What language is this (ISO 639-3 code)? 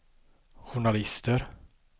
swe